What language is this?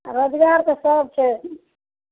Maithili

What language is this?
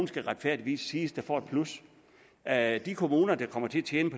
Danish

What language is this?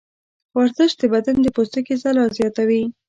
Pashto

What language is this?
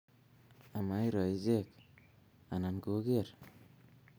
Kalenjin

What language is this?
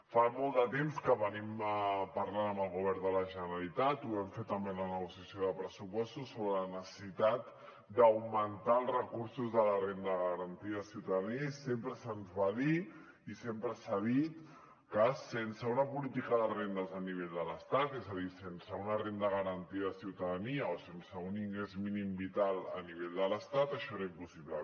Catalan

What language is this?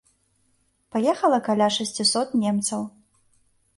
Belarusian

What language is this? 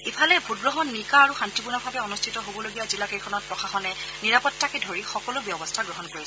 Assamese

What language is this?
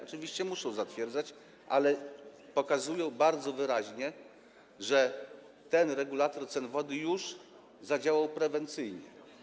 Polish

